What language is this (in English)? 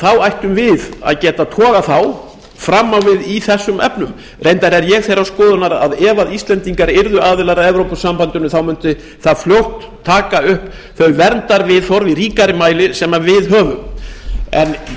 Icelandic